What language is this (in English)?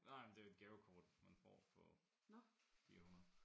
Danish